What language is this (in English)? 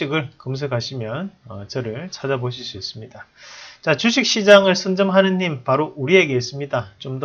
Korean